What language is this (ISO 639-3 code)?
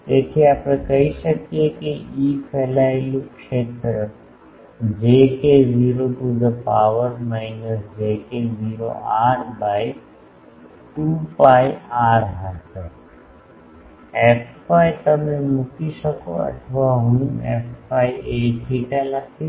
guj